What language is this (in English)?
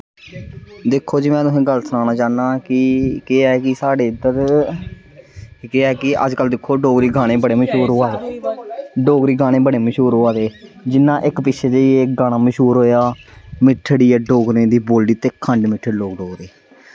Dogri